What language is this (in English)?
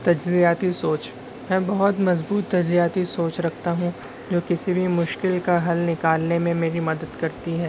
Urdu